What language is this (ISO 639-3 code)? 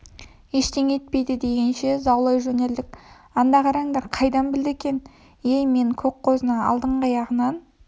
kaz